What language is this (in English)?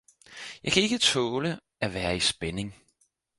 Danish